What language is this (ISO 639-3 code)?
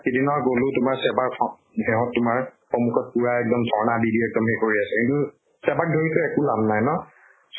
asm